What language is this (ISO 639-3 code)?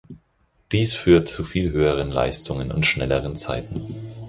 deu